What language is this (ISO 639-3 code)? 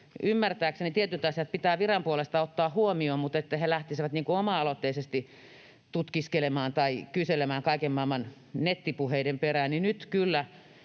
fin